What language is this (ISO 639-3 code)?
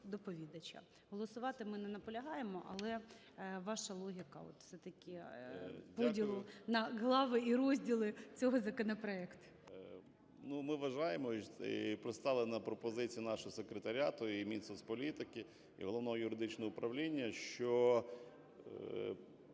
ukr